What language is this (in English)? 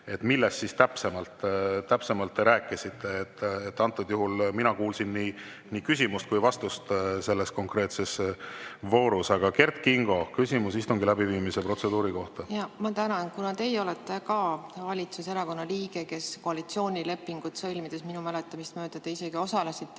Estonian